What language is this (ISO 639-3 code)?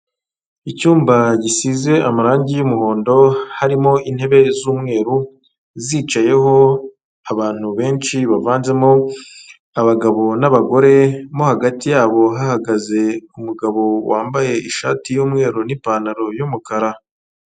kin